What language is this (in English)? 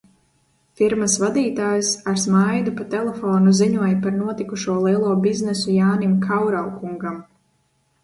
Latvian